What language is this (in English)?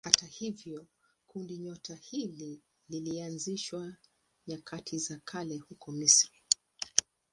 Swahili